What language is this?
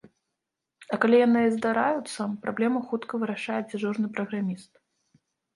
Belarusian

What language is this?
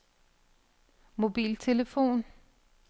Danish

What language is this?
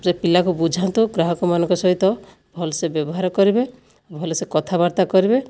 Odia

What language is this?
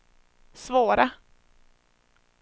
Swedish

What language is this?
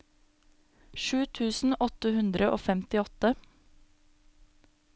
Norwegian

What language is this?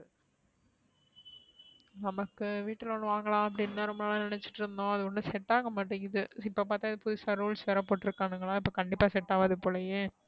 Tamil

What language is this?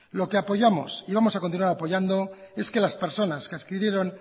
Spanish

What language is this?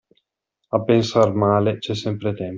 Italian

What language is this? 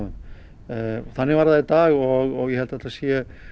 Icelandic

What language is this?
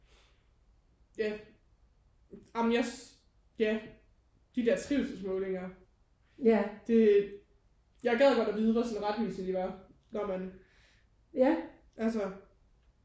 Danish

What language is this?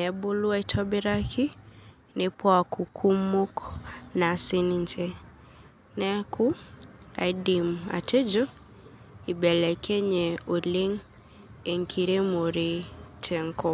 Masai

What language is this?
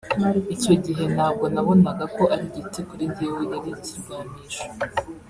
Kinyarwanda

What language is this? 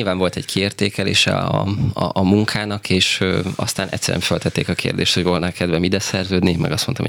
Hungarian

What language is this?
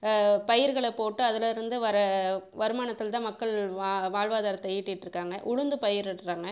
Tamil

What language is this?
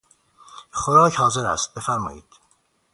Persian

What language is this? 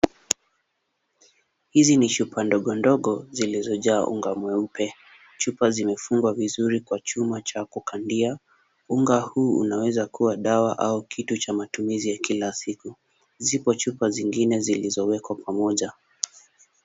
Swahili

